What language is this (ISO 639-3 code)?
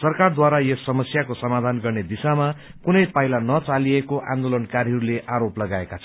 nep